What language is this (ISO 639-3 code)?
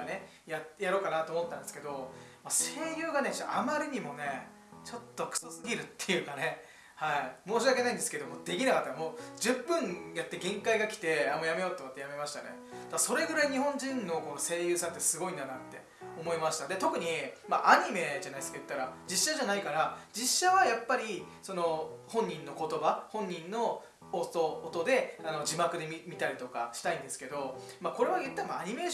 jpn